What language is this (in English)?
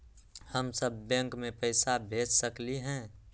Magahi